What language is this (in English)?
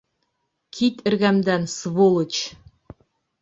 Bashkir